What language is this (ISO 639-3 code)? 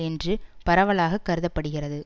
tam